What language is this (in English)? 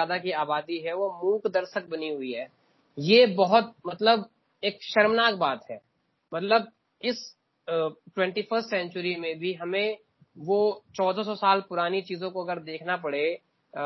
Hindi